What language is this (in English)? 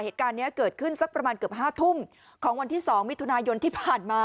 Thai